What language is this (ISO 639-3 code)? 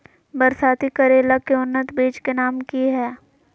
mag